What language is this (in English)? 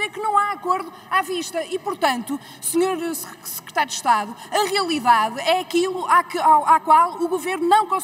Portuguese